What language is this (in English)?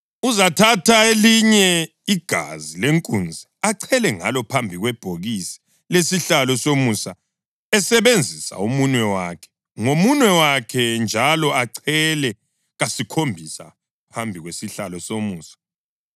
North Ndebele